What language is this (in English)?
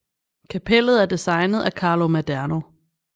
Danish